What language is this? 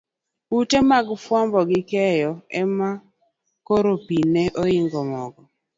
Luo (Kenya and Tanzania)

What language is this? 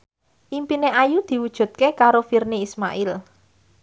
Javanese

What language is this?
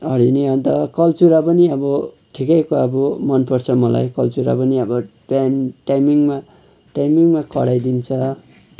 Nepali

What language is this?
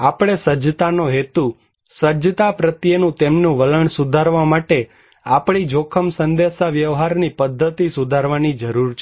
Gujarati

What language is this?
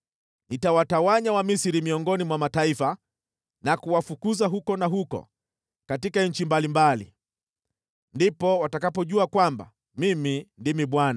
Swahili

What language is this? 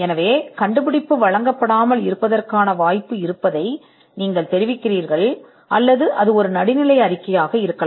Tamil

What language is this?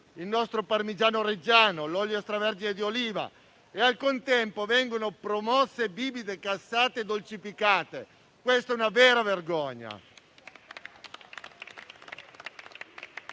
Italian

